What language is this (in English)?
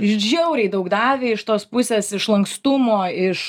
Lithuanian